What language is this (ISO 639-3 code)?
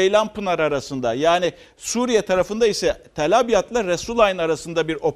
tur